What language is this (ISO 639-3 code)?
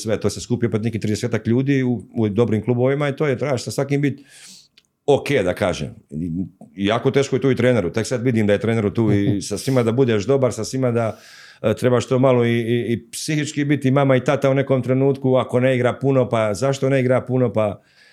hrv